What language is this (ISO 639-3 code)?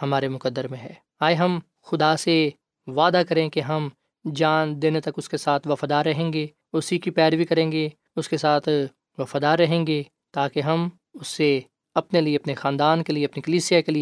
urd